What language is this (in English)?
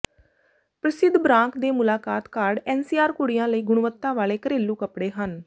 Punjabi